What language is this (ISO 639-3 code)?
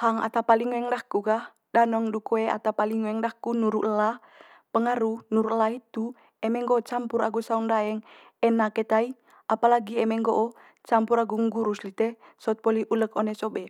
mqy